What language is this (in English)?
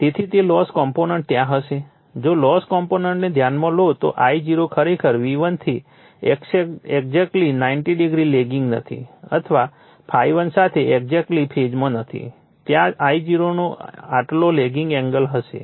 Gujarati